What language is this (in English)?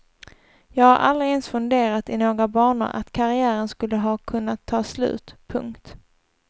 Swedish